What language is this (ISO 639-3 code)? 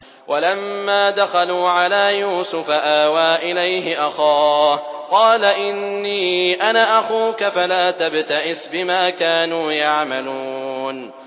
ara